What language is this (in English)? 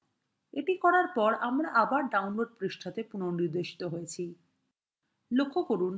Bangla